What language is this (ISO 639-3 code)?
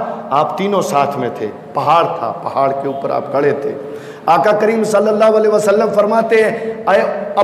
hin